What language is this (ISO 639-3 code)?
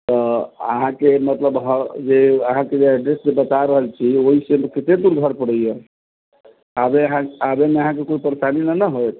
mai